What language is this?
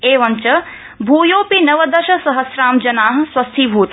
Sanskrit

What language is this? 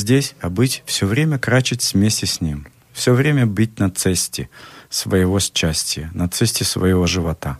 Slovak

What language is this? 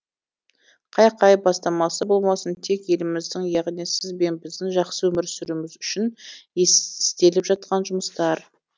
Kazakh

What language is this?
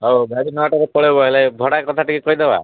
Odia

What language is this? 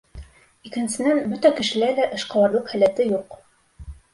Bashkir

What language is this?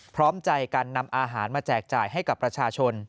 Thai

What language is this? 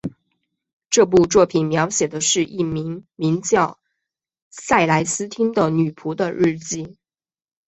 Chinese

